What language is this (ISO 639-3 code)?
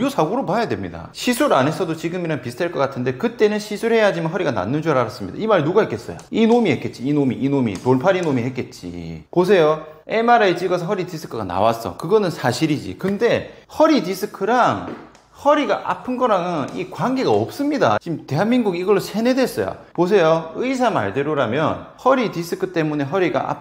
kor